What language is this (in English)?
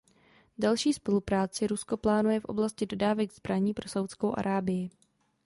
Czech